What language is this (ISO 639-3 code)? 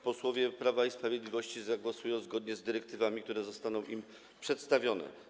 pol